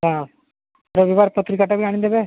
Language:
Odia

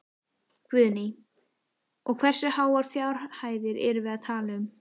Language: Icelandic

